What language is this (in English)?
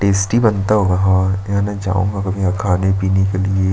Hindi